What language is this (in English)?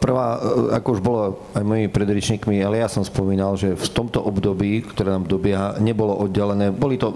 Slovak